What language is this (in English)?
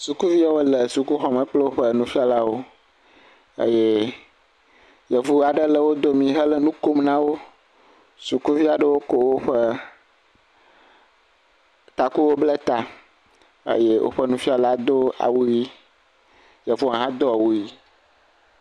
Ewe